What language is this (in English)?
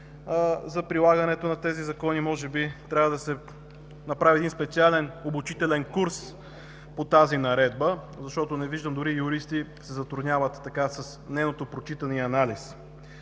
Bulgarian